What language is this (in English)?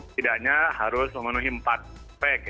Indonesian